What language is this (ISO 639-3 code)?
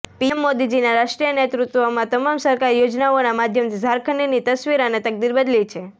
guj